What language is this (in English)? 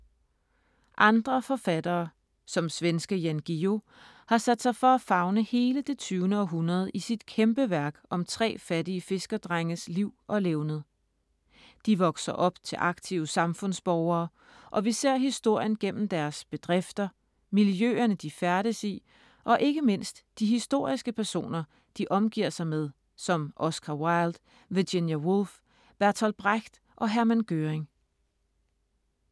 Danish